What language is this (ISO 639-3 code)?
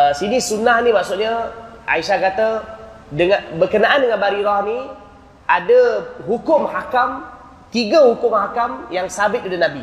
msa